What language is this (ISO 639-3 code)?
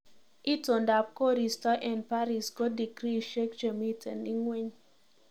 kln